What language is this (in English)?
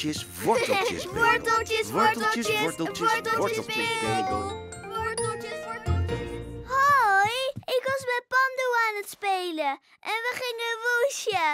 Dutch